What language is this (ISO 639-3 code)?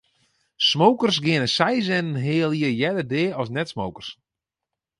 fry